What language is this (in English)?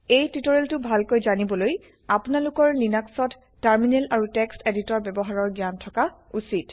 Assamese